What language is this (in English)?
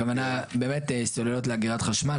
Hebrew